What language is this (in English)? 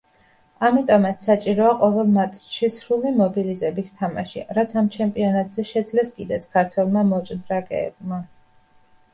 Georgian